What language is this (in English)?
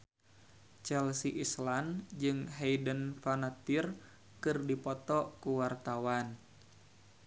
Sundanese